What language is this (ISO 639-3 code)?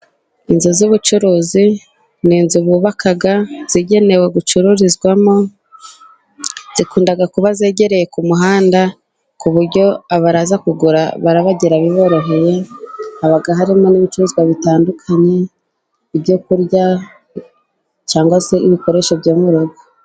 kin